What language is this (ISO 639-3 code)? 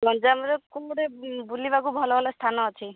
ori